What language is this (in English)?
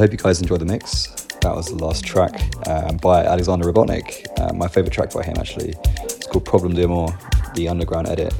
English